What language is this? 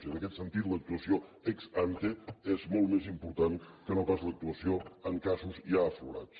Catalan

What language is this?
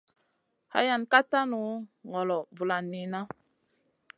Masana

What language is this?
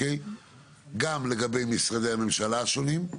Hebrew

